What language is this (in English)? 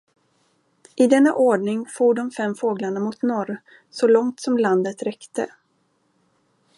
Swedish